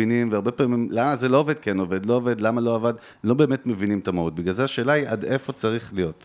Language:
Hebrew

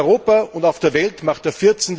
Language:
German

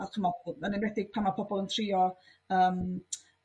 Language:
Welsh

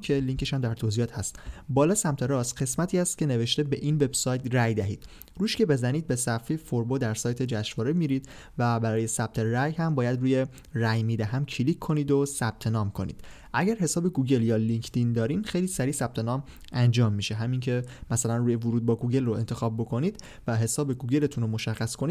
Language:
Persian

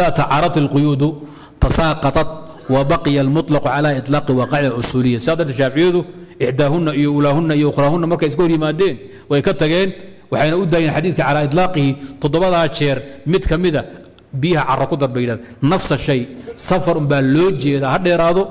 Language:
Arabic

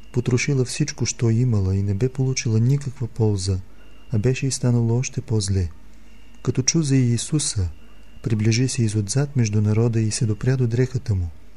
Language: Bulgarian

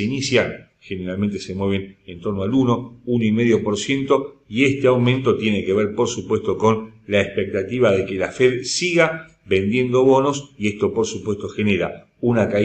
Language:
Spanish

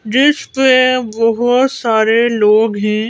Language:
Hindi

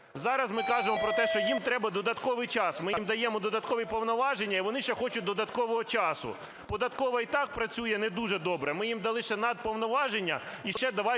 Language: Ukrainian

